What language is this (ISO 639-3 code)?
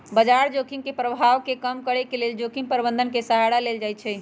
mag